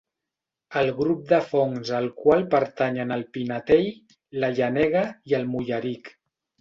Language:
Catalan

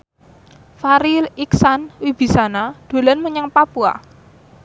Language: Javanese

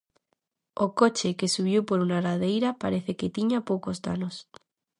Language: Galician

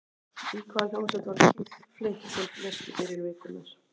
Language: Icelandic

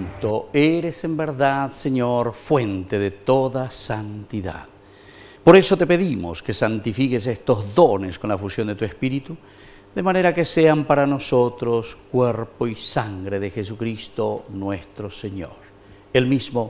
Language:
Spanish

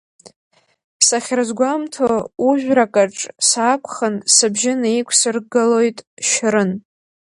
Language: Abkhazian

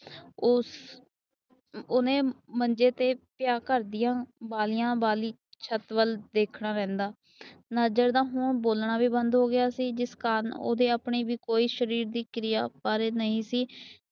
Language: Punjabi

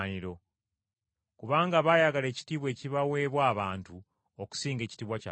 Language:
Ganda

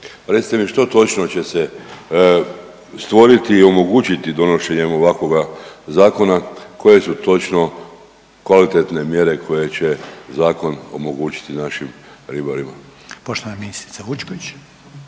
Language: Croatian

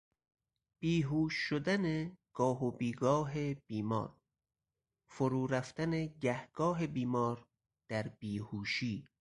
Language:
Persian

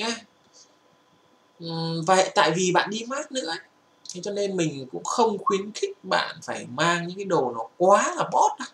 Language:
Vietnamese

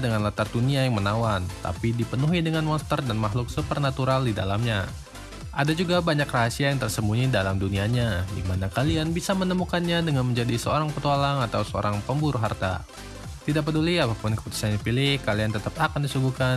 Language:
Indonesian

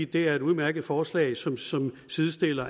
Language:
Danish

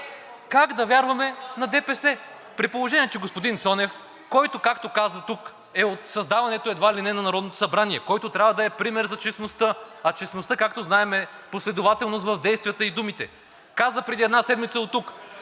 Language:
Bulgarian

